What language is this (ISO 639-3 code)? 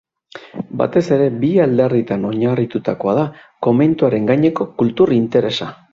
eus